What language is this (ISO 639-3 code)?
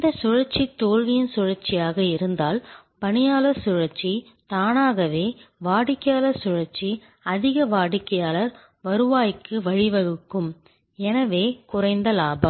tam